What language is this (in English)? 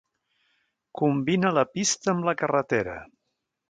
Catalan